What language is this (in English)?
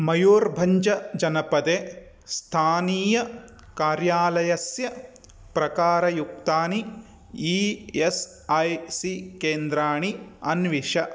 Sanskrit